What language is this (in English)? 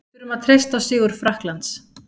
Icelandic